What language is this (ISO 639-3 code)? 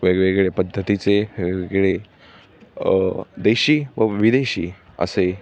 mar